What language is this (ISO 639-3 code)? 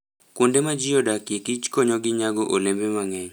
luo